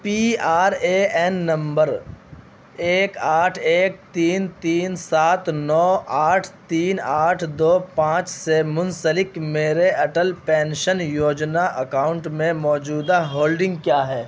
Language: Urdu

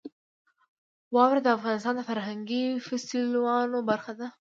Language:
Pashto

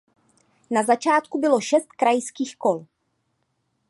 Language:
Czech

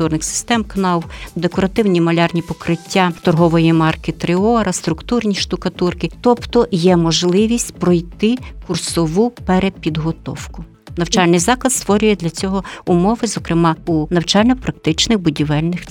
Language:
Ukrainian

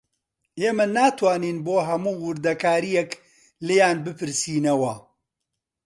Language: Central Kurdish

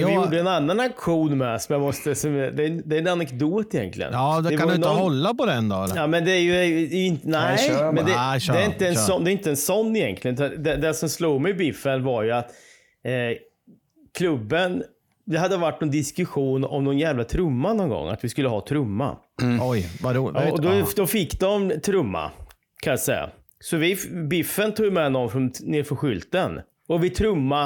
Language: Swedish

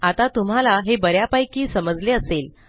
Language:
Marathi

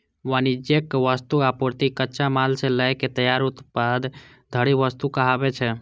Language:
Maithili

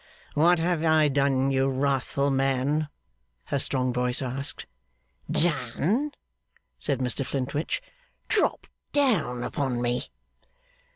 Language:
English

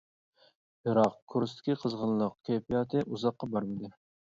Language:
Uyghur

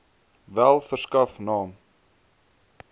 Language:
Afrikaans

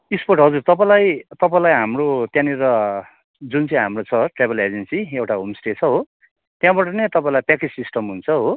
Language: Nepali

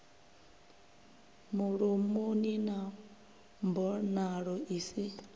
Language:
Venda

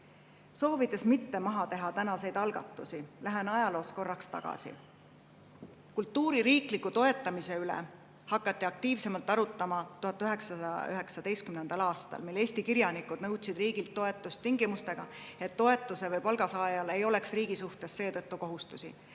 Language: Estonian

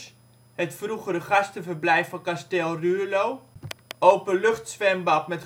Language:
Dutch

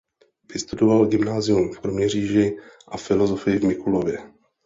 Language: Czech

